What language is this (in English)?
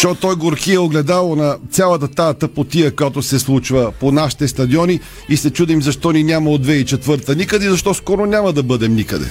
Bulgarian